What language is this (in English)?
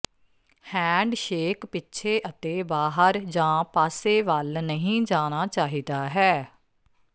Punjabi